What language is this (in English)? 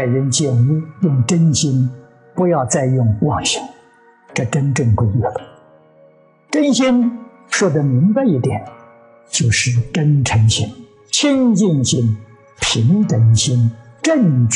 Chinese